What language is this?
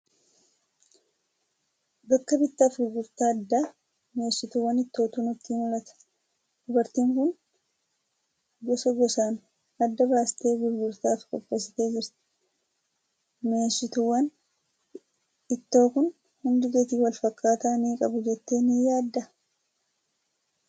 Oromo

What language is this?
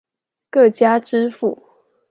Chinese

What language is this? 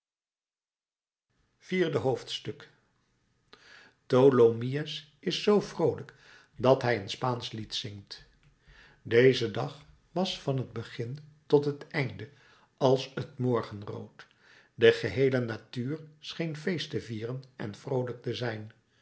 Dutch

